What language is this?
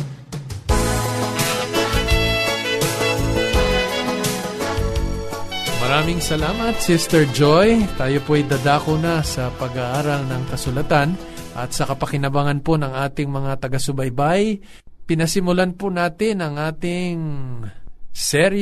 Filipino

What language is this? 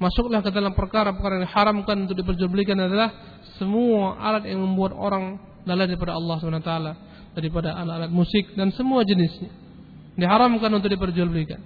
Malay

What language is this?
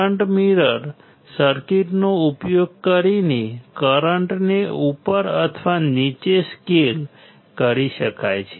Gujarati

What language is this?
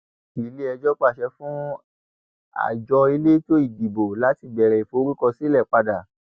Yoruba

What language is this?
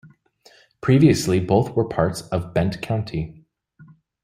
English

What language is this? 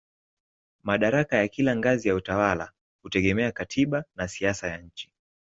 Swahili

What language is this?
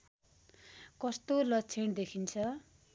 Nepali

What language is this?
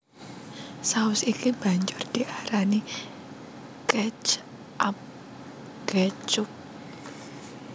Javanese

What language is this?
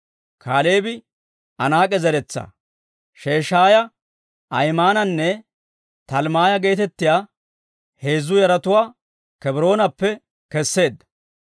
Dawro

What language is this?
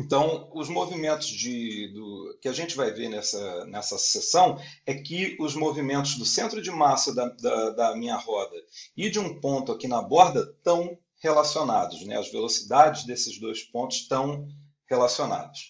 Portuguese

